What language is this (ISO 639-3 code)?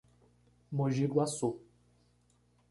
por